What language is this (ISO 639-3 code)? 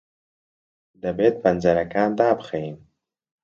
ckb